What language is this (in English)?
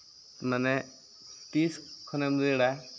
Santali